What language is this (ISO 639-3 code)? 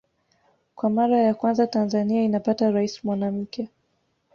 swa